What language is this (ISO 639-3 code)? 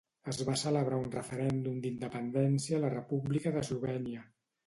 cat